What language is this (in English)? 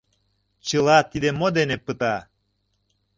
Mari